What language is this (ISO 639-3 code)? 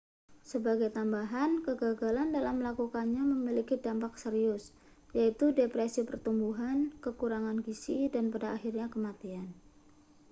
ind